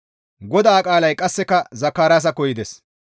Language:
Gamo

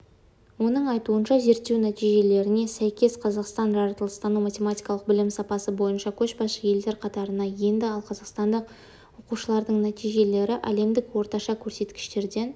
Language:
Kazakh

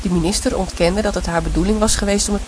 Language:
Dutch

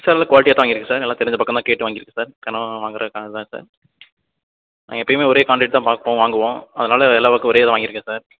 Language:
Tamil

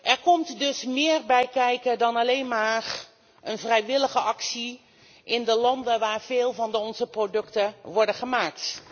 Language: Dutch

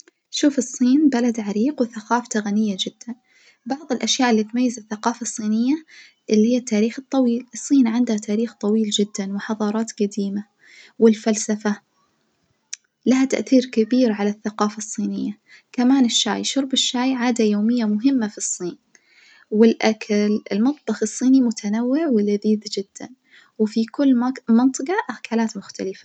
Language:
Najdi Arabic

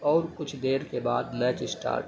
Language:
Urdu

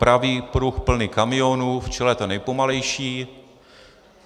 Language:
Czech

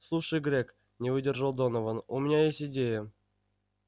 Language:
Russian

